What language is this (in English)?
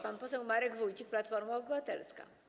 Polish